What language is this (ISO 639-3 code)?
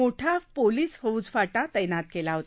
mar